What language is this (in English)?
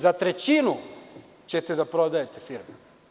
Serbian